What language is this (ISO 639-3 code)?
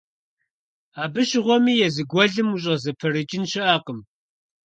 kbd